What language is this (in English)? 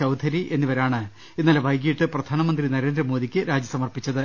Malayalam